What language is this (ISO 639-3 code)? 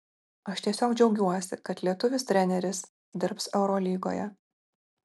lit